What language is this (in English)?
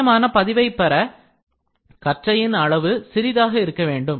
Tamil